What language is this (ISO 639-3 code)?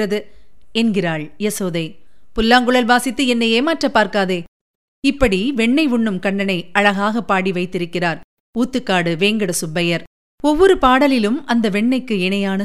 tam